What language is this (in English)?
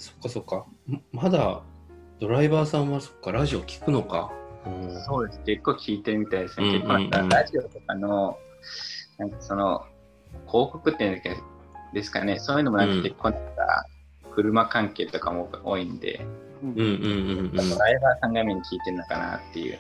Japanese